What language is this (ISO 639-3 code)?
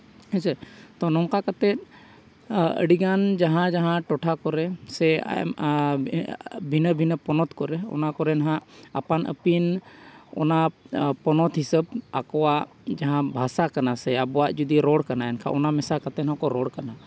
sat